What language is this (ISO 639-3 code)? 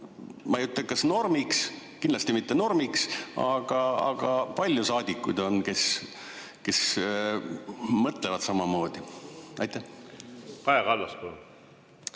est